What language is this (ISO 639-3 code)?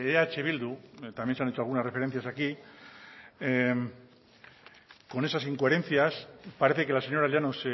spa